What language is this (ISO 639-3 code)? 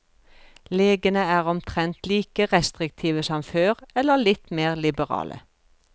nor